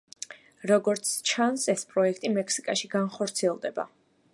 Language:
Georgian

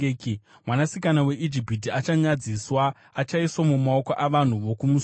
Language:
Shona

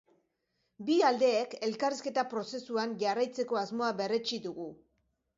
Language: Basque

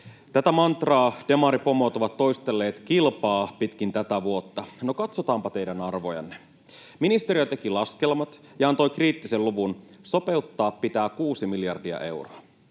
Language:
Finnish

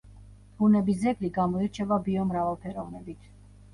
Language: Georgian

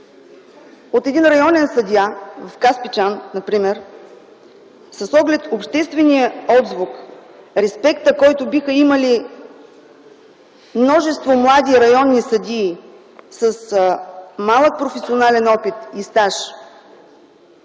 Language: Bulgarian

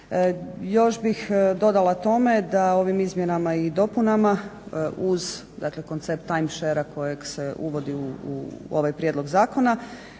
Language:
Croatian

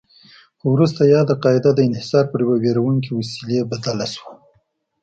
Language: Pashto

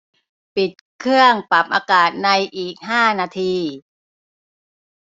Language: Thai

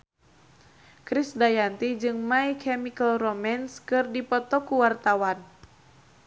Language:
Sundanese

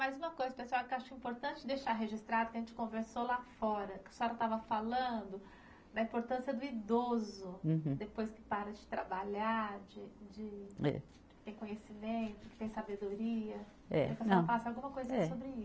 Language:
Portuguese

